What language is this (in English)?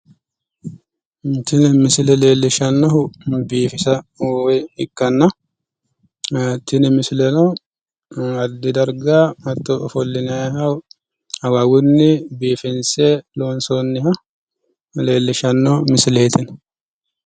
Sidamo